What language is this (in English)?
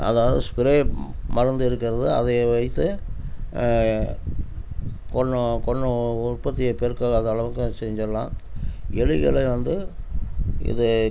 Tamil